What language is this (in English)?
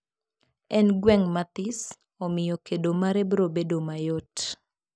Luo (Kenya and Tanzania)